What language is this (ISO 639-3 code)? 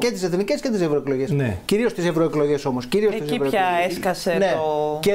ell